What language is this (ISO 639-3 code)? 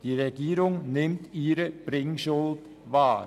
gsw